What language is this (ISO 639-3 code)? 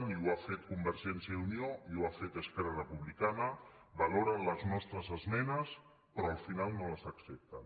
cat